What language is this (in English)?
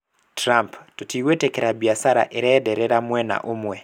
Kikuyu